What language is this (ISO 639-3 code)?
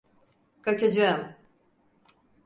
tur